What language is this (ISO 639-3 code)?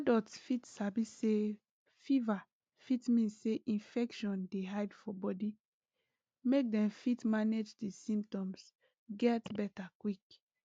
pcm